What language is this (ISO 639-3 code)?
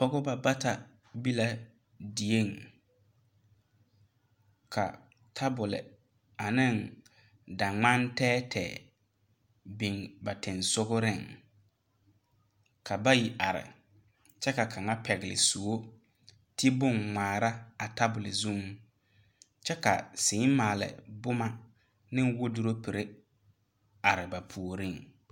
dga